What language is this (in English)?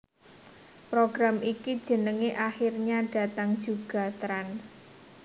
Javanese